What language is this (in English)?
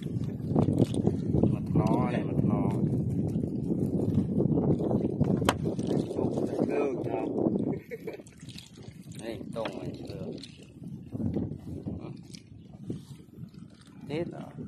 Vietnamese